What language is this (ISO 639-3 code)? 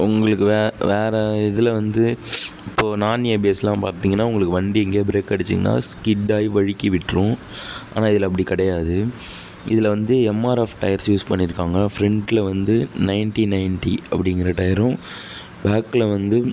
tam